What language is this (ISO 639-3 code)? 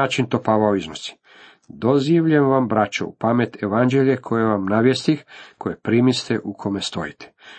hrv